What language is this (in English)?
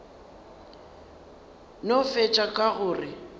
Northern Sotho